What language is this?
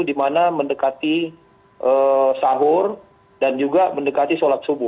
Indonesian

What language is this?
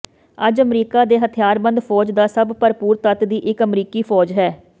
Punjabi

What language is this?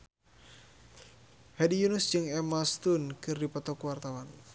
Sundanese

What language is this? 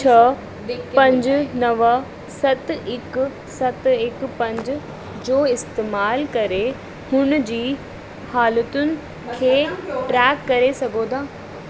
Sindhi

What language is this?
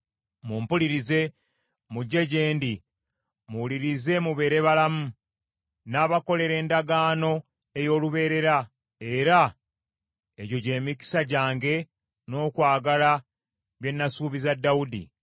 Ganda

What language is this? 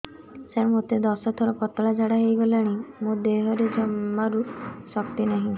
Odia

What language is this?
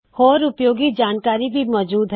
Punjabi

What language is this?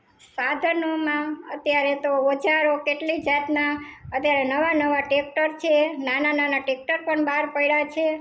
Gujarati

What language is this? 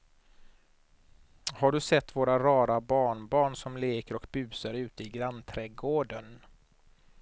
Swedish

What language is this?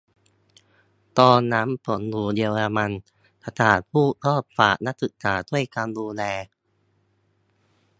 Thai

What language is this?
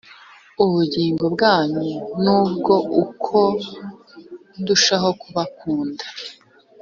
Kinyarwanda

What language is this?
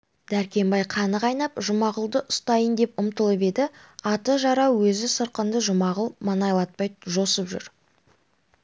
Kazakh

